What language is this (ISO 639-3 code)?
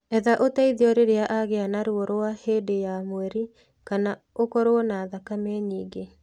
kik